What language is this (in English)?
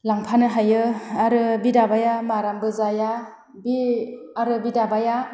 Bodo